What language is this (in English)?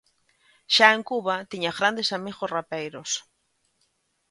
Galician